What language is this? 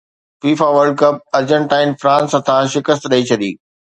Sindhi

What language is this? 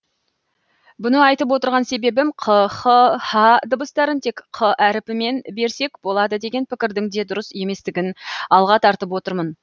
Kazakh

